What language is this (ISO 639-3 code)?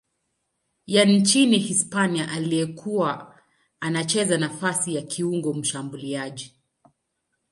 swa